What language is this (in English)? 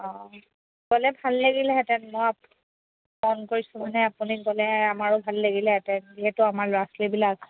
Assamese